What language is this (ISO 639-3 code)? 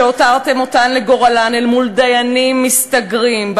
heb